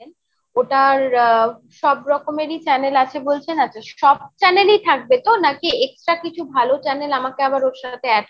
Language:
Bangla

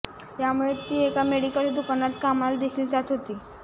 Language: Marathi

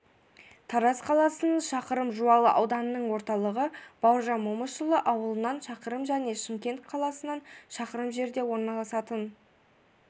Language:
Kazakh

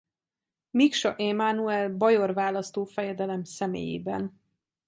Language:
Hungarian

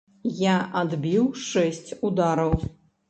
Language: Belarusian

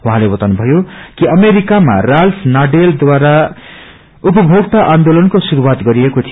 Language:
Nepali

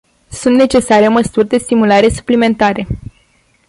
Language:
Romanian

